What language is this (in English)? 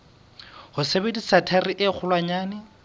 Southern Sotho